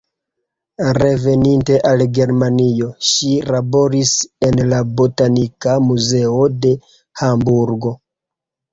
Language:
Esperanto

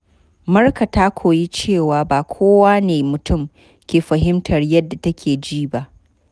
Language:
Hausa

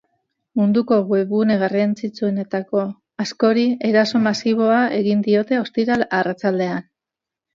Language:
Basque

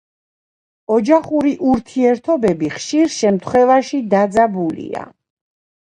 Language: Georgian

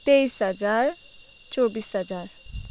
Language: Nepali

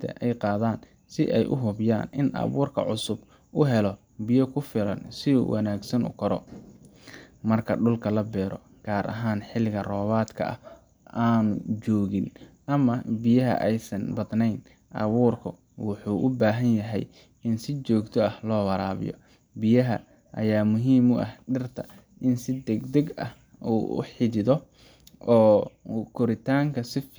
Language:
Somali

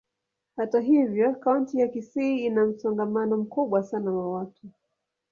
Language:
Swahili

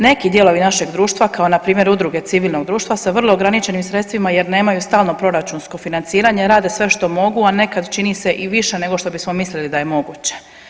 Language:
Croatian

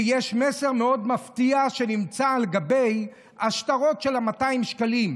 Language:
Hebrew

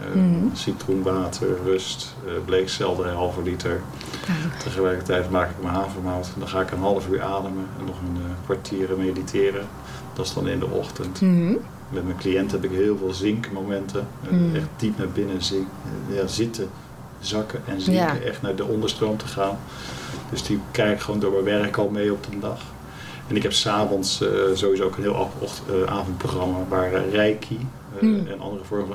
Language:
Dutch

